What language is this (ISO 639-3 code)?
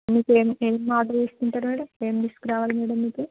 tel